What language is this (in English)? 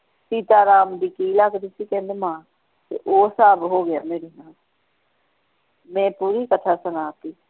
Punjabi